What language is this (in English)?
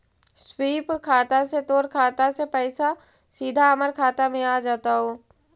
Magahi